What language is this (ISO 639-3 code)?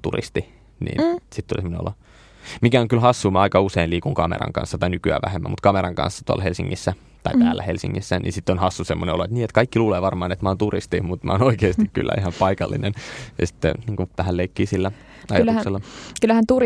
fin